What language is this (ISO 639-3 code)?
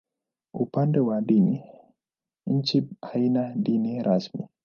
swa